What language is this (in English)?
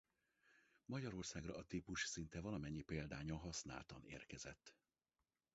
Hungarian